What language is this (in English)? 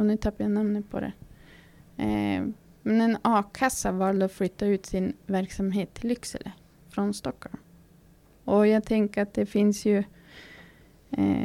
Swedish